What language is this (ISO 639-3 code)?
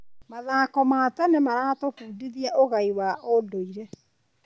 kik